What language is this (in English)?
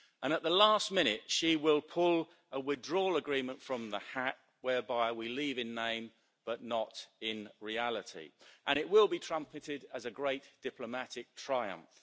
English